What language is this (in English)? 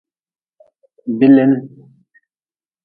Nawdm